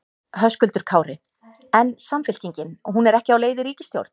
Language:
Icelandic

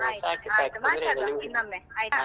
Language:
Kannada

